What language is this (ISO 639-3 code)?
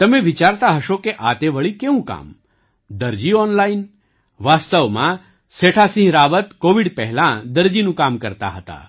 guj